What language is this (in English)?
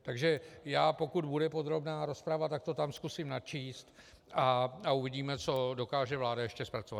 Czech